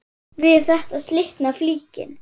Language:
Icelandic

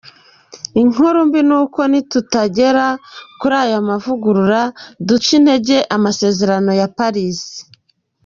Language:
Kinyarwanda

